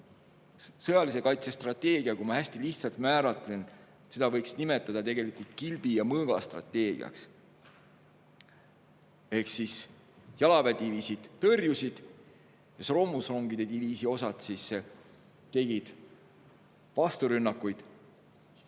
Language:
Estonian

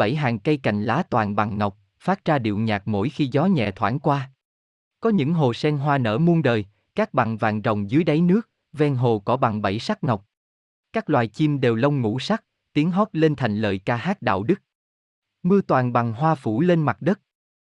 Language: Vietnamese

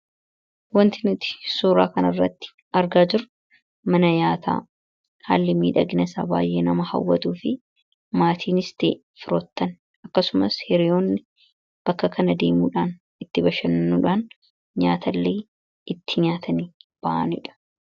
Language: Oromo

